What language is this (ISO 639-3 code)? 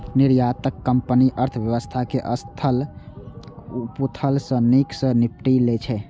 mai